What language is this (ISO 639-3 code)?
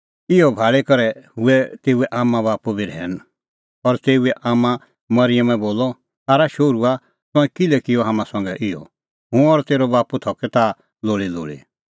kfx